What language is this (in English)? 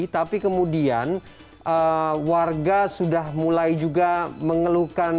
Indonesian